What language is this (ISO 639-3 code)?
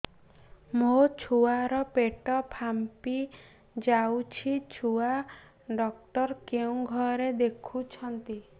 ori